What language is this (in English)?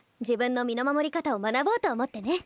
Japanese